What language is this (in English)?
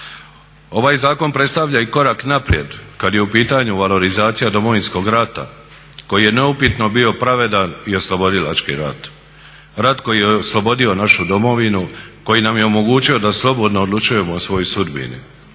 Croatian